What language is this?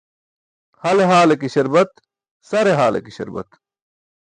Burushaski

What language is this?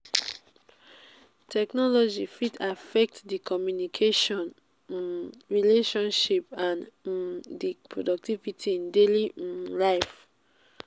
Nigerian Pidgin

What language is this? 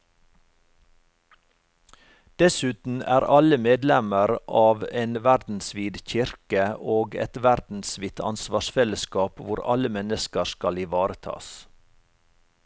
Norwegian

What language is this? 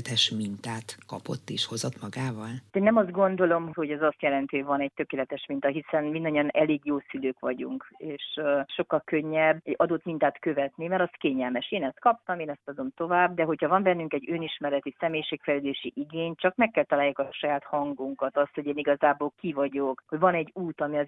Hungarian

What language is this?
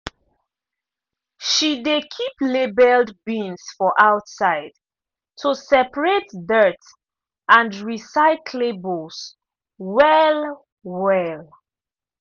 Nigerian Pidgin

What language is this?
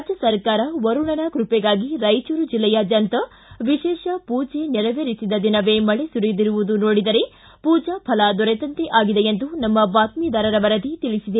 Kannada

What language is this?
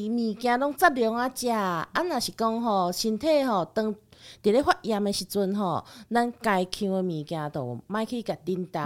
Chinese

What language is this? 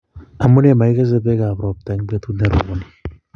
Kalenjin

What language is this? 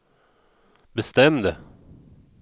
Swedish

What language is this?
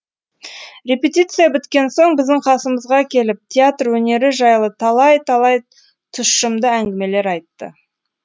Kazakh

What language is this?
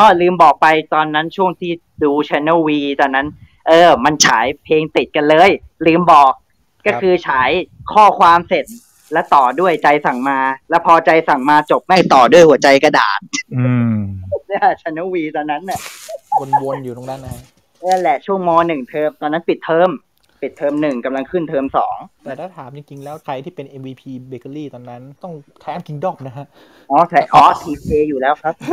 Thai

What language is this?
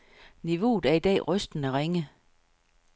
Danish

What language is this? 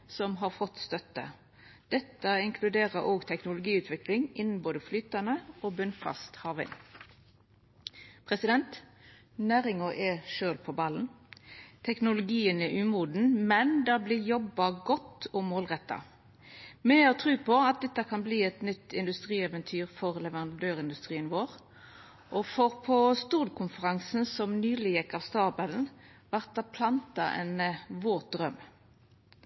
Norwegian Nynorsk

